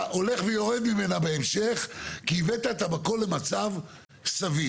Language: Hebrew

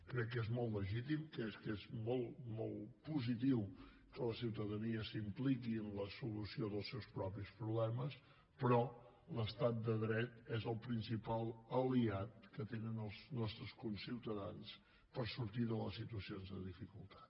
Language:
Catalan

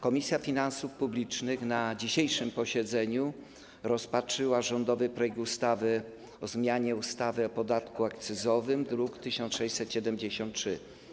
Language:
Polish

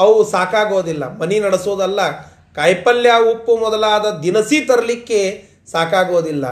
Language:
Kannada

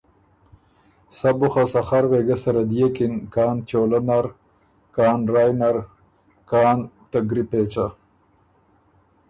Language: Ormuri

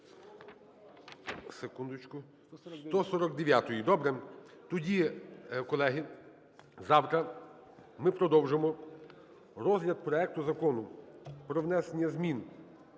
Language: Ukrainian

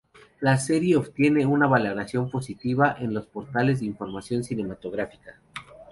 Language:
Spanish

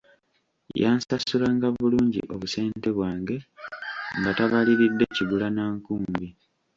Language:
Ganda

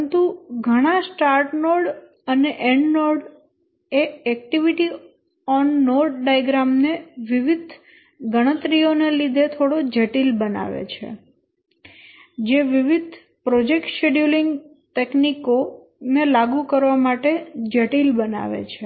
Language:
Gujarati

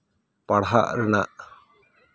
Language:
Santali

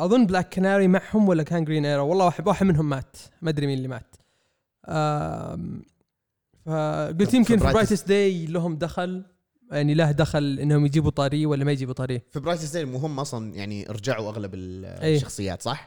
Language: Arabic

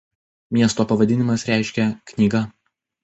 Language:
Lithuanian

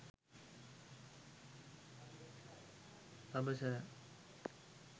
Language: Sinhala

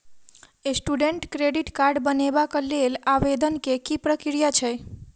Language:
Maithili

